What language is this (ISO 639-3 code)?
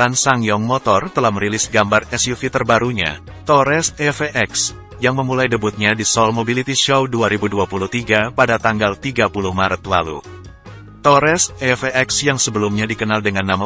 ind